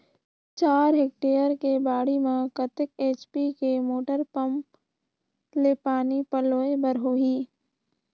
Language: Chhattisgarhi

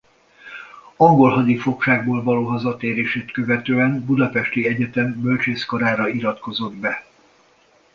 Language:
Hungarian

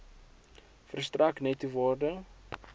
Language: Afrikaans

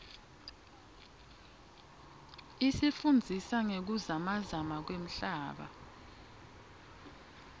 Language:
Swati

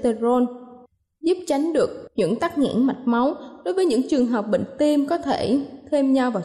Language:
Vietnamese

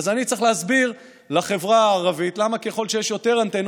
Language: Hebrew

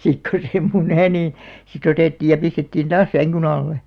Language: Finnish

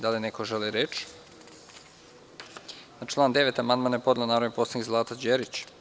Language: Serbian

